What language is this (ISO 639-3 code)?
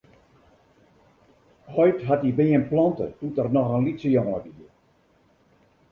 fry